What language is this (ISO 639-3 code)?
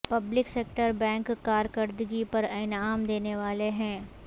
urd